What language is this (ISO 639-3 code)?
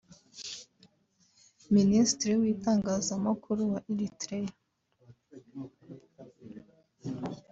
kin